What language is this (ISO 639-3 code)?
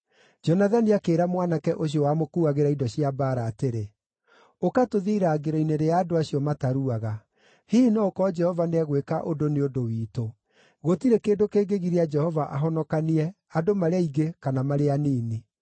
kik